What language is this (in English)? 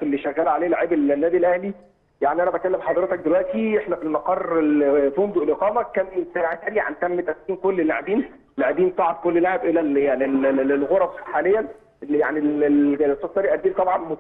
Arabic